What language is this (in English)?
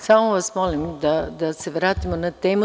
Serbian